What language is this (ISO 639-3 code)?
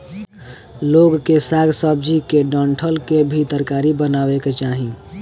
bho